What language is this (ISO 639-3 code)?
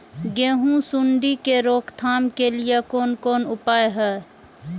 mai